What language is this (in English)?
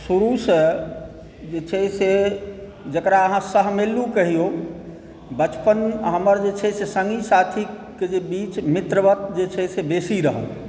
Maithili